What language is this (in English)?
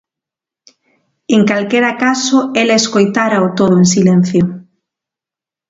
Galician